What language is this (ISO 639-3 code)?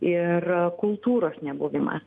lit